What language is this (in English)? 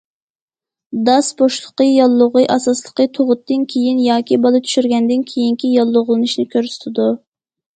Uyghur